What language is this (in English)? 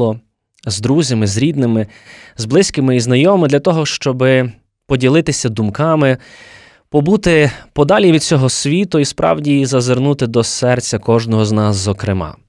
Ukrainian